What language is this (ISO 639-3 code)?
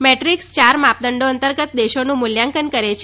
guj